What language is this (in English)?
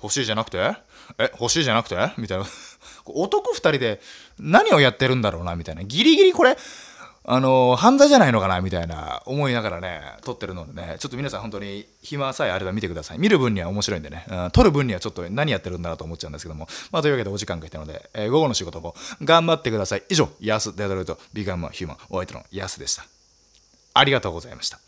Japanese